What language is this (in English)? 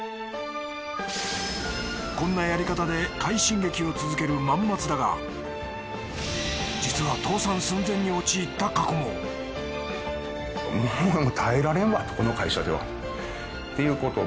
Japanese